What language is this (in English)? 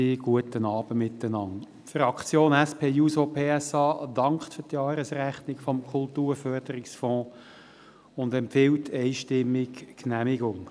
Swiss German